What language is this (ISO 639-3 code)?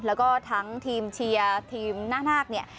tha